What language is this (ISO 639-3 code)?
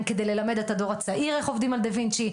heb